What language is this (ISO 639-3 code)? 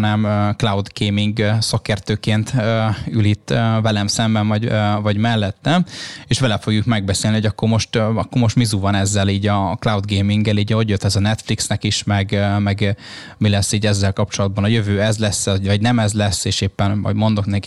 hun